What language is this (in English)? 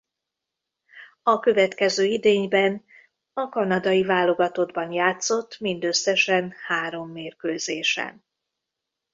Hungarian